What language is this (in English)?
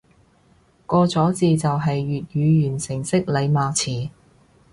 Cantonese